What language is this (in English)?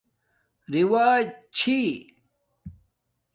Domaaki